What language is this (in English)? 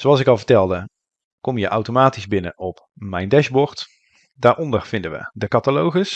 Dutch